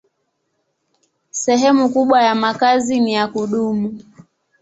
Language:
Swahili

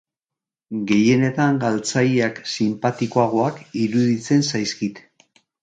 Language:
Basque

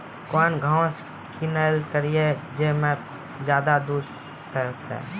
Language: Maithili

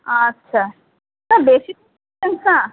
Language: Bangla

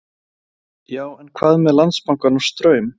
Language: Icelandic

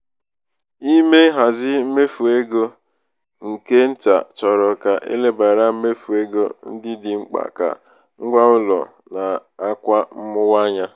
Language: Igbo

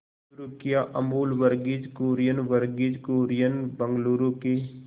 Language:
Hindi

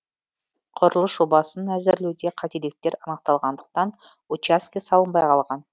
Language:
Kazakh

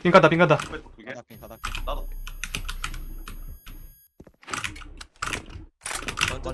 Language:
Korean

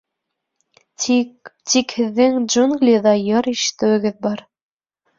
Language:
Bashkir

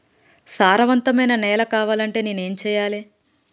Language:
Telugu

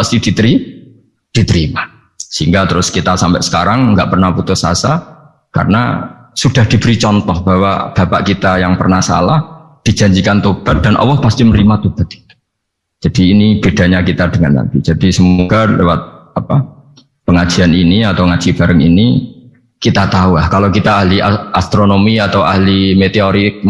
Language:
Indonesian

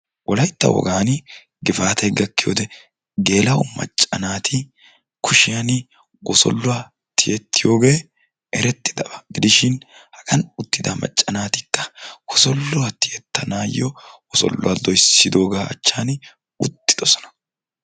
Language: Wolaytta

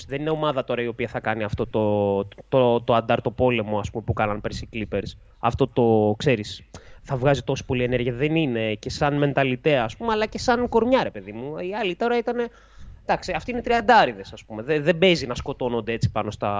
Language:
Greek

